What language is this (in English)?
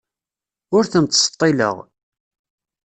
Kabyle